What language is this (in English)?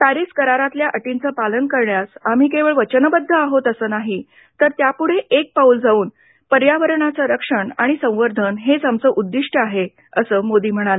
Marathi